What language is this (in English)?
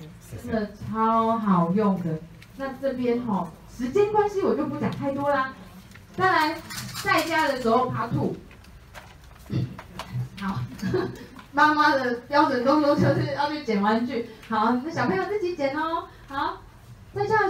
Chinese